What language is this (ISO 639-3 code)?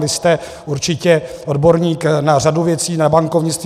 ces